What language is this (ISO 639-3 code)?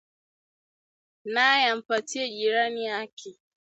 swa